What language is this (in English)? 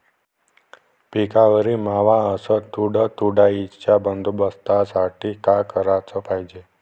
Marathi